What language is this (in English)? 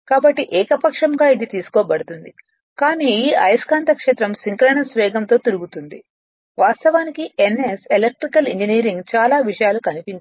Telugu